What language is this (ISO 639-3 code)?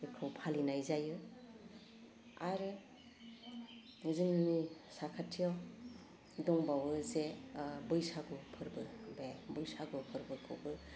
brx